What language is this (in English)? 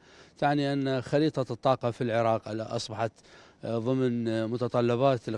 Arabic